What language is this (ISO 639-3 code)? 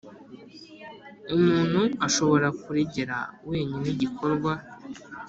kin